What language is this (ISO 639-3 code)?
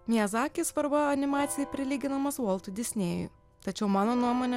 lit